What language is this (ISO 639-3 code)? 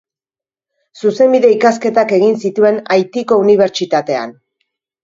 eus